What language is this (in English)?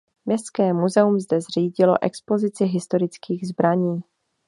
Czech